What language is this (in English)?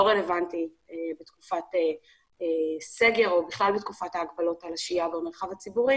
Hebrew